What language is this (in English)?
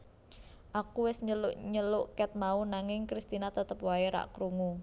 Javanese